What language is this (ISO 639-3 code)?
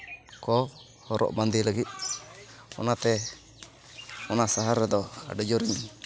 sat